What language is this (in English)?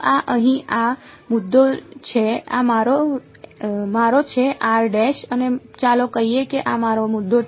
Gujarati